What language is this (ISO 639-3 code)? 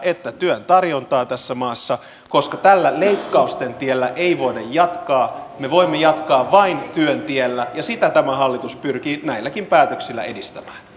fin